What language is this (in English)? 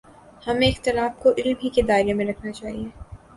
Urdu